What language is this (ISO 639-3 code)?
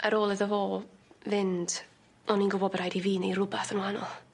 cym